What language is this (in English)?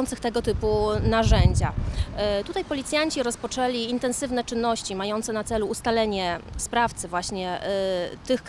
Polish